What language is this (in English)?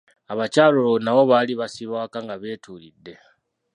Ganda